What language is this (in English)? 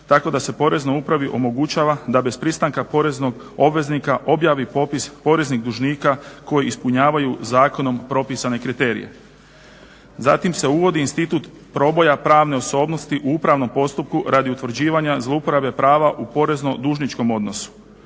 Croatian